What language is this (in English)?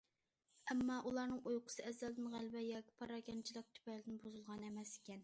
Uyghur